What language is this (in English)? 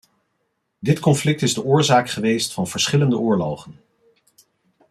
Dutch